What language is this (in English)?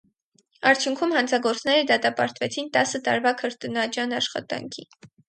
Armenian